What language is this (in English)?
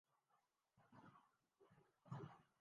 Urdu